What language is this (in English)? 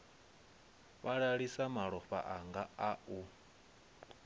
Venda